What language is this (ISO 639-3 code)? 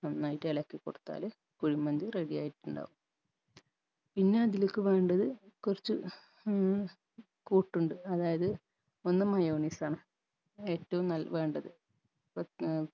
mal